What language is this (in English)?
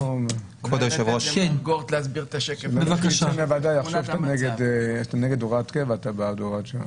Hebrew